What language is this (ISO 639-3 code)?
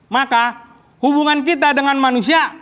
ind